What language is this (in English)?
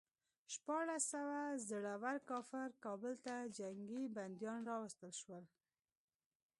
Pashto